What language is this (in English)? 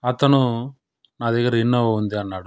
Telugu